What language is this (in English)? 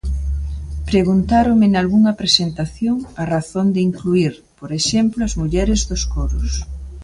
Galician